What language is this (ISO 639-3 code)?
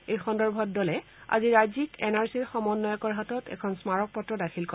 asm